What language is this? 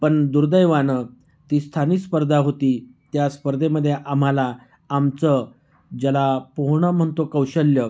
Marathi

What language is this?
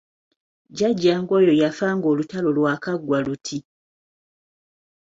Ganda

